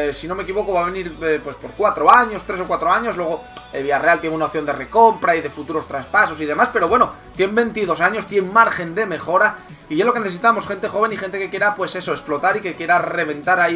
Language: Spanish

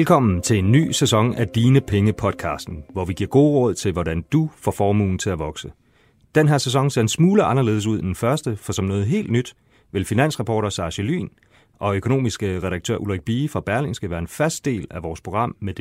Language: Danish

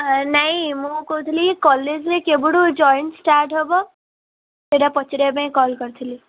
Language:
Odia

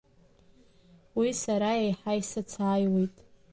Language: Abkhazian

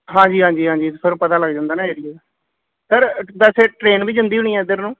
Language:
Punjabi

